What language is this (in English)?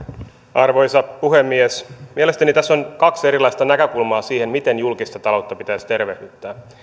Finnish